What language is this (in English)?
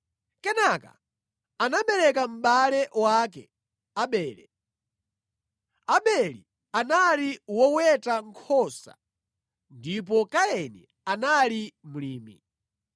Nyanja